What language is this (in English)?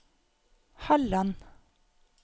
Norwegian